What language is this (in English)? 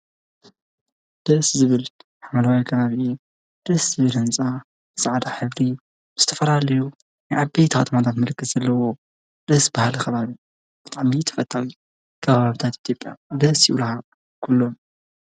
Tigrinya